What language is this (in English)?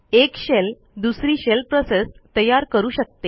Marathi